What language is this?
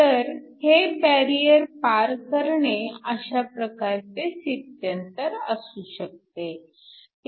Marathi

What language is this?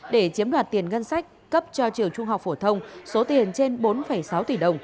Vietnamese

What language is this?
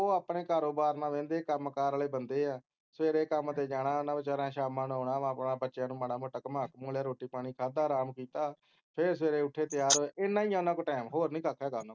Punjabi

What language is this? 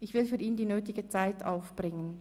Swiss German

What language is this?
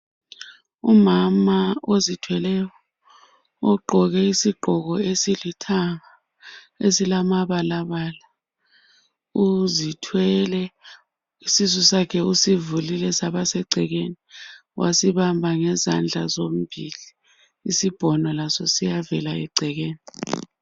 North Ndebele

